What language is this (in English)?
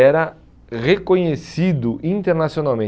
Portuguese